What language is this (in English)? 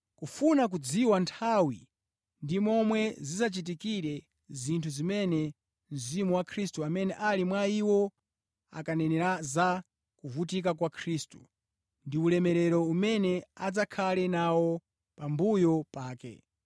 Nyanja